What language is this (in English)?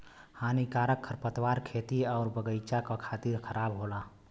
Bhojpuri